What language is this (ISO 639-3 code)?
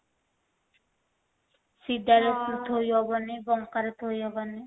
ori